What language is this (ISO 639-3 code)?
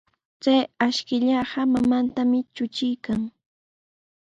qws